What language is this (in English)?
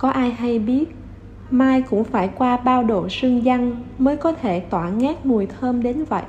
Vietnamese